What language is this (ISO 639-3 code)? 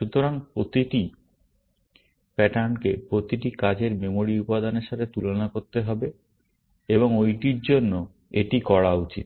ben